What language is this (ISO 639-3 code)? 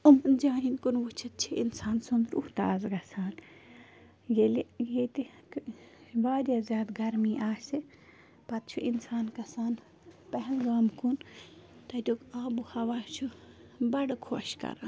kas